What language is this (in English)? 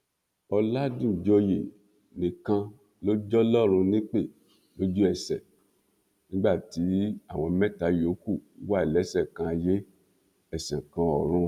Yoruba